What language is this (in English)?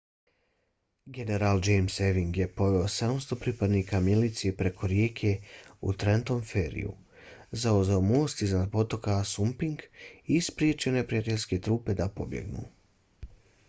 Bosnian